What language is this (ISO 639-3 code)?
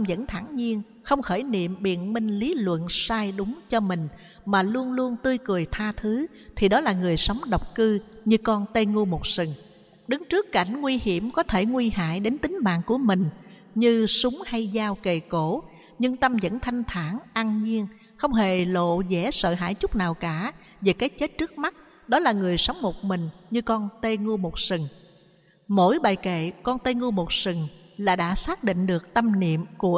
vie